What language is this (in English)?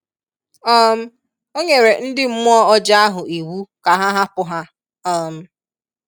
Igbo